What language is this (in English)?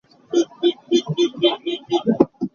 Hakha Chin